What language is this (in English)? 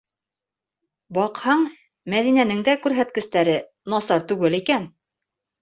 Bashkir